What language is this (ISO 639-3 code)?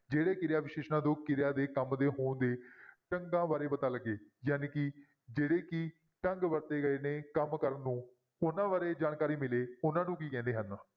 pan